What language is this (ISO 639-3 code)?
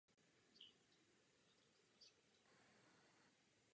ces